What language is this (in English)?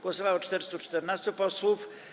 Polish